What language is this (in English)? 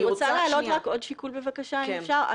Hebrew